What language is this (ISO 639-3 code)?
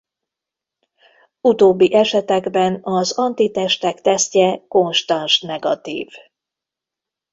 hun